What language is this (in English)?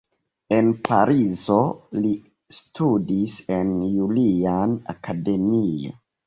Esperanto